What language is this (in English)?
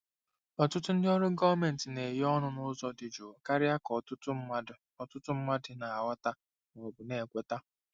Igbo